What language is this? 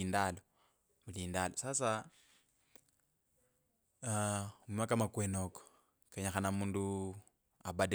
Kabras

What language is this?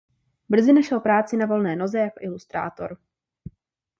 Czech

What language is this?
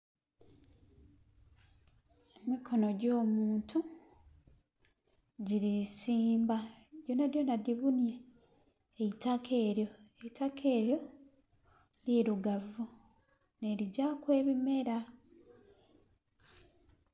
Soga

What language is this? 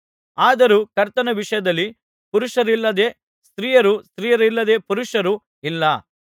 Kannada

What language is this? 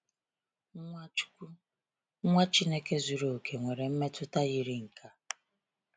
Igbo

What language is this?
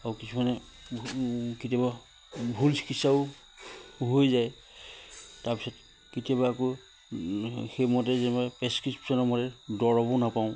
Assamese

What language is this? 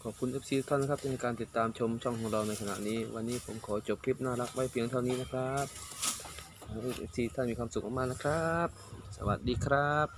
Thai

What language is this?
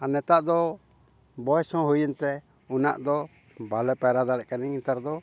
Santali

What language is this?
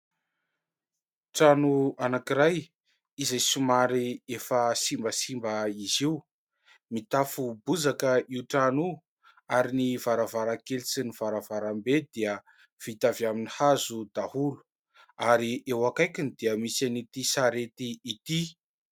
Malagasy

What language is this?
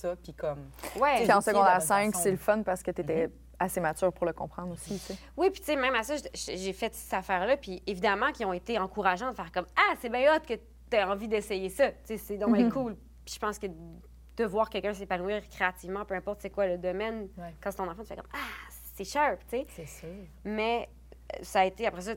French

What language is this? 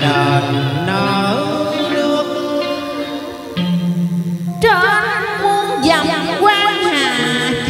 Vietnamese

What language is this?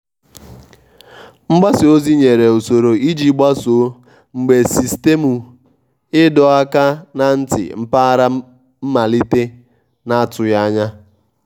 Igbo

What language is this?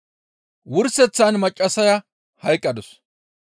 Gamo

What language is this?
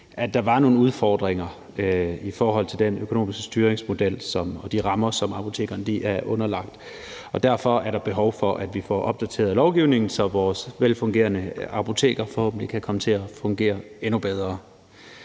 Danish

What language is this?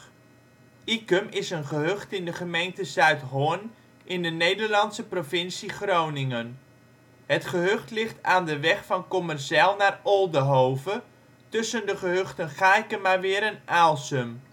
Dutch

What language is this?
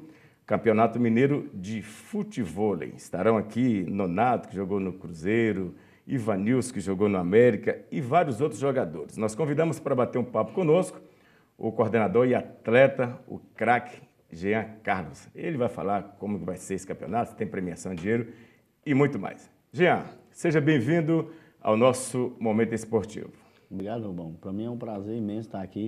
Portuguese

